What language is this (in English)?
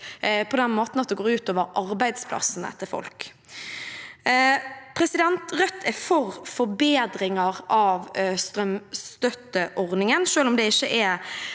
Norwegian